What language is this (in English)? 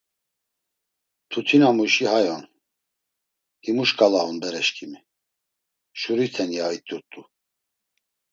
Laz